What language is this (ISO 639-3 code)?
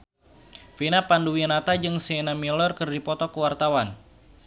sun